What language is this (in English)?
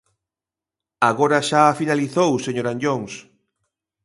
Galician